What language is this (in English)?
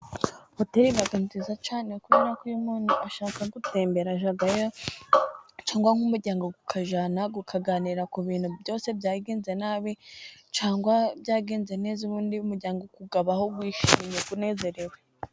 Kinyarwanda